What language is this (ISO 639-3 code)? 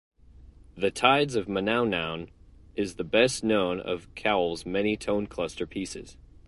eng